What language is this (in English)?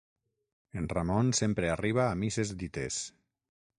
Catalan